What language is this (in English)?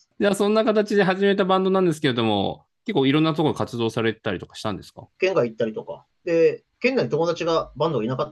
Japanese